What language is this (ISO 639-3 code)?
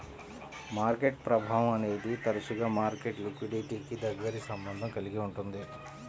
tel